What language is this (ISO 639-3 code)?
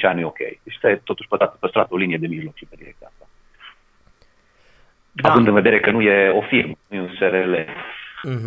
ron